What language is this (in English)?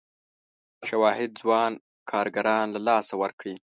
Pashto